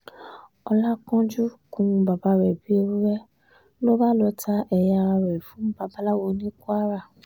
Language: Yoruba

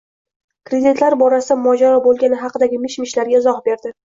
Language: Uzbek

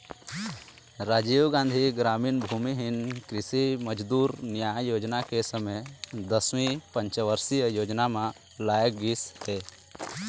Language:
Chhattisgarhi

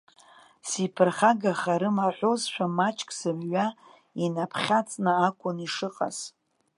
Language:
Abkhazian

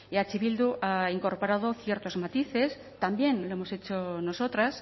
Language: Spanish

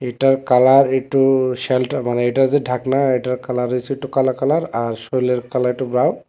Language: Bangla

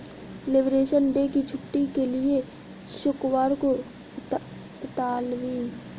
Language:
Hindi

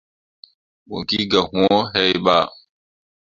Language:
Mundang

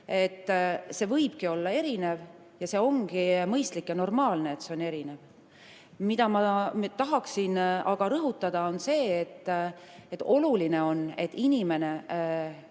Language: Estonian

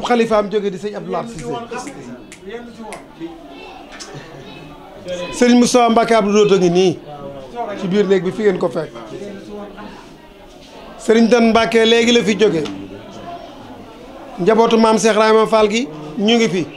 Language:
Arabic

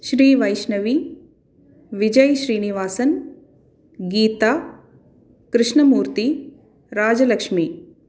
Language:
Tamil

